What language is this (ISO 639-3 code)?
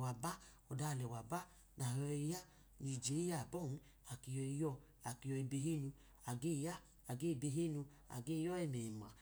idu